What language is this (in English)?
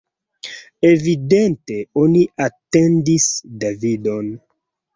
Esperanto